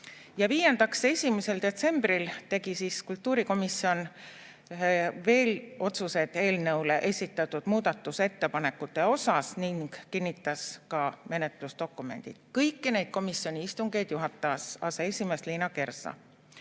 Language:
Estonian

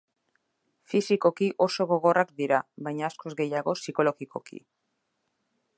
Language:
Basque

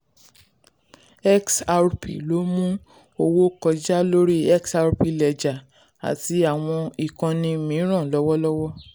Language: Yoruba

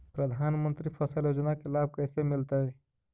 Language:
Magahi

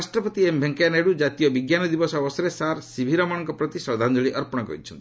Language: Odia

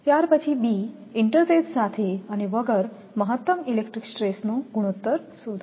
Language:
Gujarati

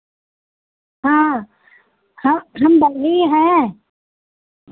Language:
Hindi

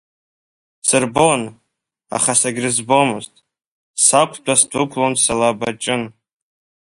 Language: Abkhazian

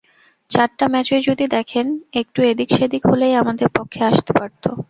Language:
Bangla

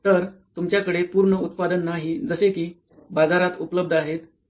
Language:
Marathi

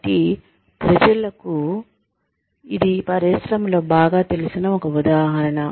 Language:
Telugu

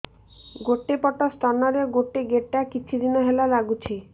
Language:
Odia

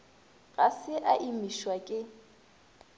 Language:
Northern Sotho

